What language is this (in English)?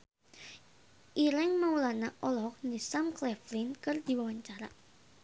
Sundanese